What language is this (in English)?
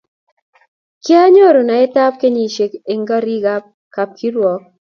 Kalenjin